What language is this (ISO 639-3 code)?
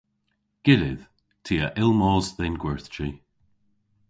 cor